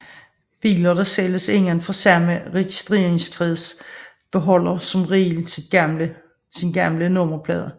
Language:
Danish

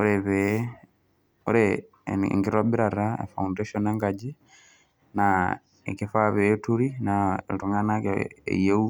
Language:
Masai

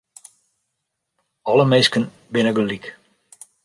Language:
Western Frisian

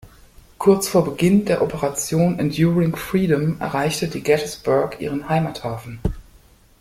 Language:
German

